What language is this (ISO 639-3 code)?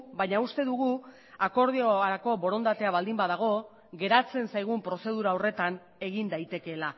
eus